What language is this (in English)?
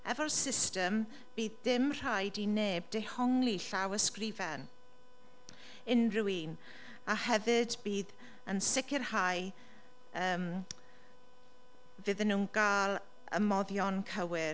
Welsh